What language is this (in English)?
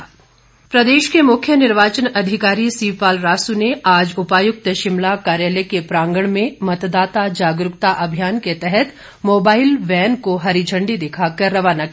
Hindi